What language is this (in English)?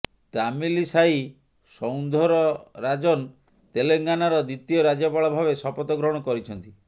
Odia